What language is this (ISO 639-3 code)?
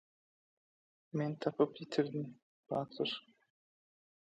tuk